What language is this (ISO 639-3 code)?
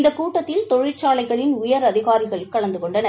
tam